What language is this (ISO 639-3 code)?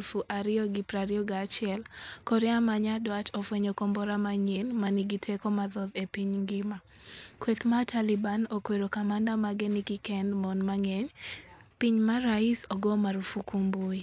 luo